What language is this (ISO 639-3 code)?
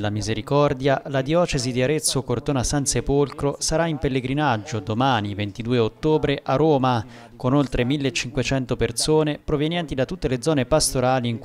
ita